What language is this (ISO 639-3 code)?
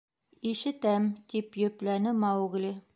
bak